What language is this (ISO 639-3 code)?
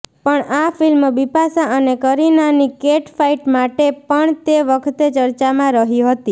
guj